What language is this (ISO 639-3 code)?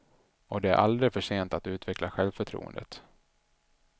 swe